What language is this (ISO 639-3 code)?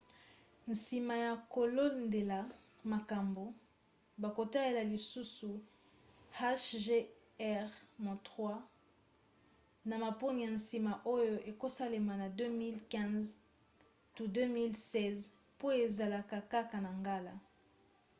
lin